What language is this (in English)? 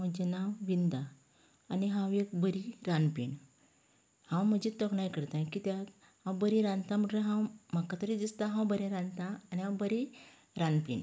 Konkani